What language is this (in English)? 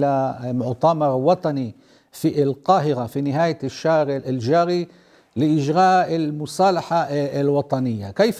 Arabic